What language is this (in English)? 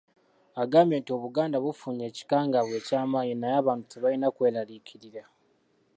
Ganda